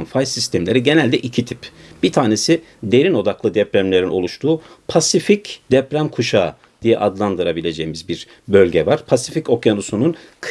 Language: Turkish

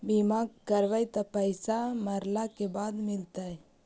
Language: Magahi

